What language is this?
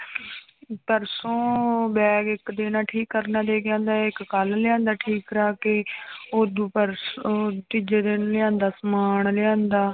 Punjabi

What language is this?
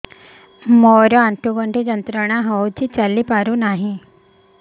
Odia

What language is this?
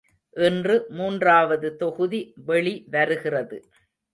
Tamil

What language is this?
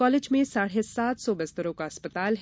Hindi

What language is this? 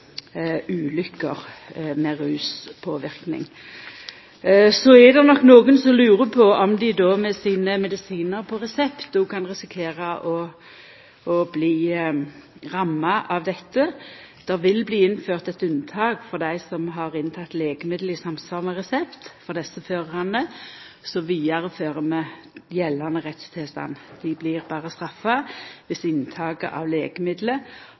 Norwegian Nynorsk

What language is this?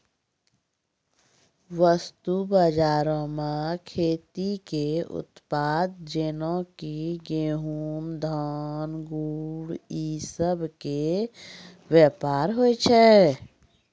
Maithili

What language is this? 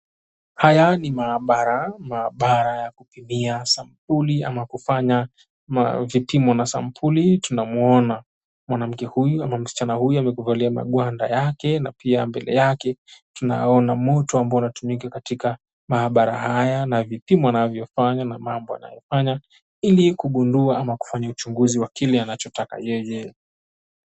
Swahili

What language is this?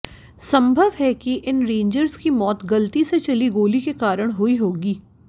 Hindi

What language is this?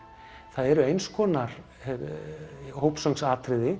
Icelandic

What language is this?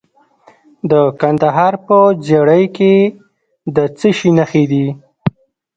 Pashto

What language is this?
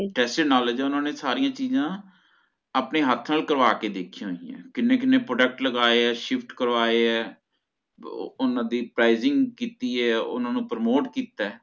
Punjabi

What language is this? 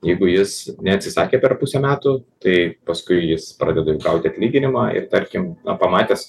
Lithuanian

